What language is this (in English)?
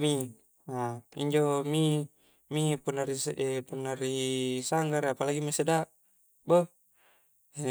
Coastal Konjo